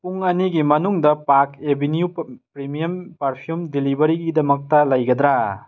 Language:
Manipuri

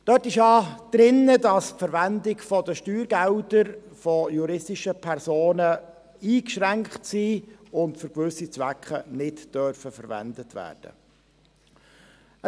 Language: Swiss German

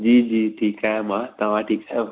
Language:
Sindhi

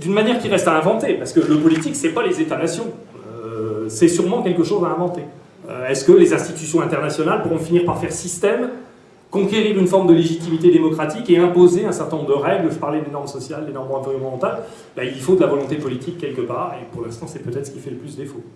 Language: French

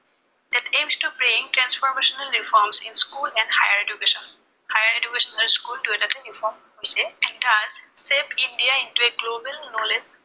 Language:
Assamese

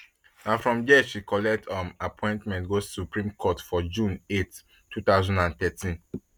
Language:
Nigerian Pidgin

